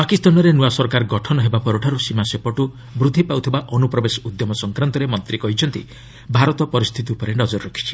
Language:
Odia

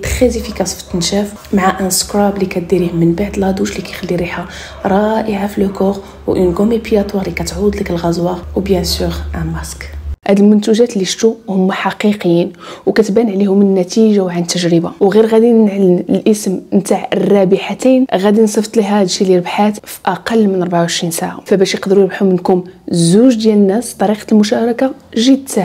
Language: Arabic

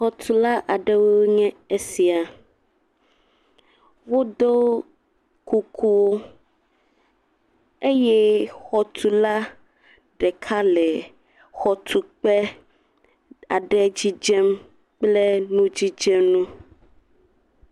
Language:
Ewe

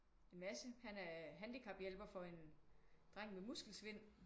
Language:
Danish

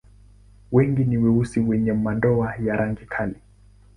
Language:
Swahili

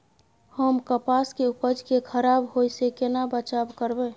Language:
Maithili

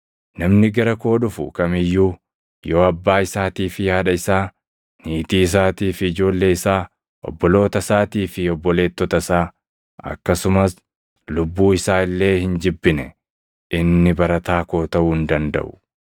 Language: Oromo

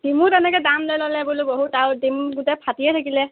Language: Assamese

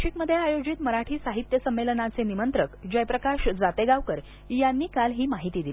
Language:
Marathi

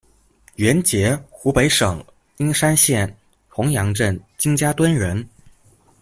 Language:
Chinese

